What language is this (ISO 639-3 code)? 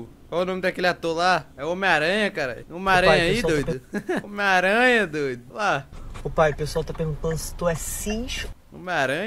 por